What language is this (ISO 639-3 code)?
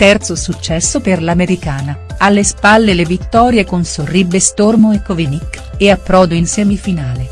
ita